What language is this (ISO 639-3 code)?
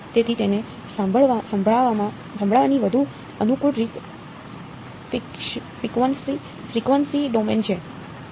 guj